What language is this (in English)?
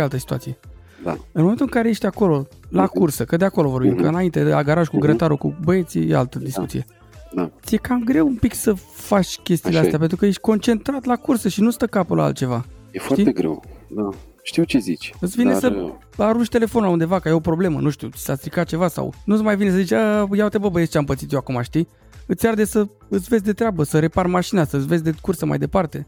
Romanian